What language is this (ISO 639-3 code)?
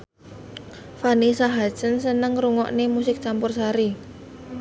jav